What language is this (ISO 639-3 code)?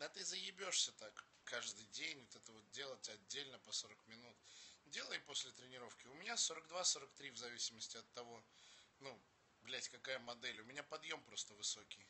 rus